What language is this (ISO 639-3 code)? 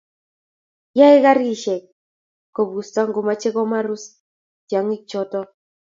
kln